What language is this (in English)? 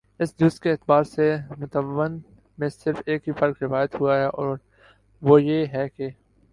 Urdu